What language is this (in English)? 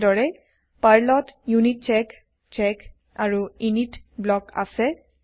Assamese